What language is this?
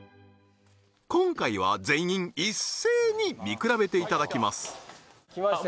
Japanese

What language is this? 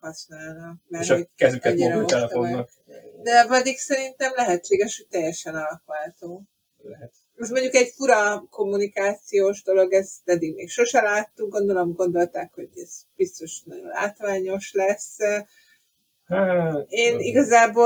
Hungarian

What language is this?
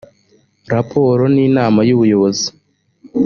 Kinyarwanda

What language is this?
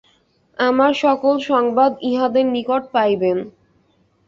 Bangla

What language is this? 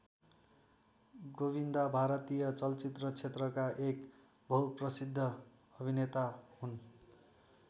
Nepali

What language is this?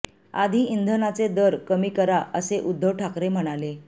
Marathi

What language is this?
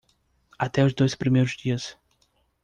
Portuguese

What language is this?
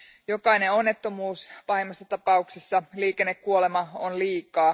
Finnish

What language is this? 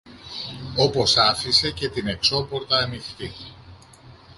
Greek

